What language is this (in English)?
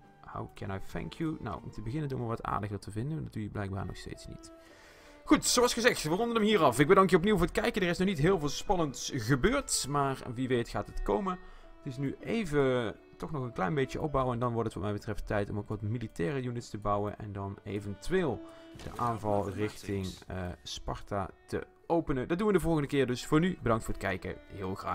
Dutch